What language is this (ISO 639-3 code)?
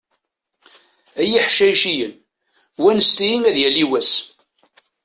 kab